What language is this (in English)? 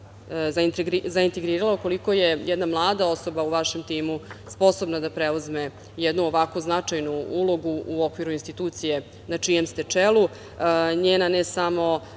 Serbian